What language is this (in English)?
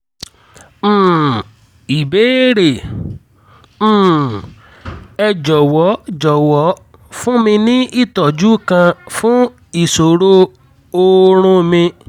Yoruba